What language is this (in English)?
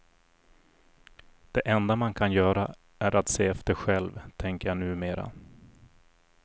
Swedish